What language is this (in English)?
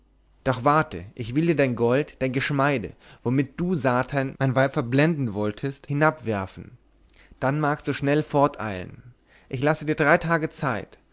German